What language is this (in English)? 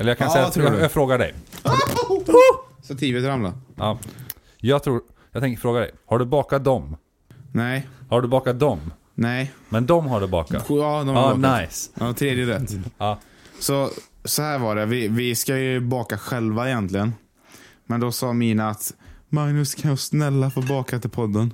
Swedish